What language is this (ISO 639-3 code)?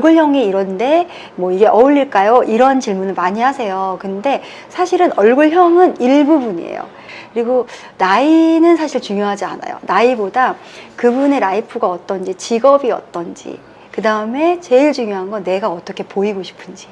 kor